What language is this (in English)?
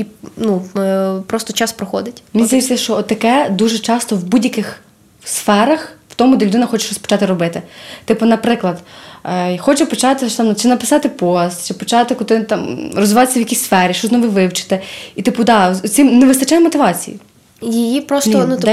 Ukrainian